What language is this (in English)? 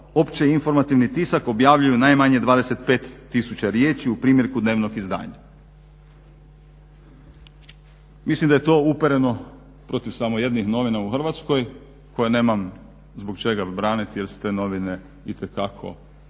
Croatian